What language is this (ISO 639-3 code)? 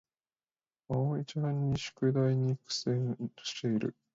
jpn